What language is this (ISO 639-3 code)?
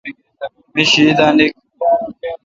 xka